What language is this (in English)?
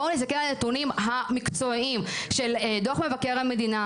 Hebrew